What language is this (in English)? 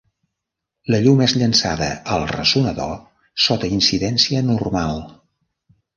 Catalan